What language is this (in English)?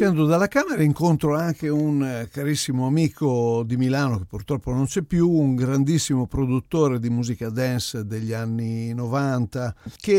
Italian